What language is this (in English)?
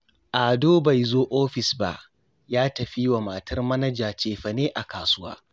Hausa